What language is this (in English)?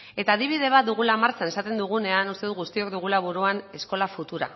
Basque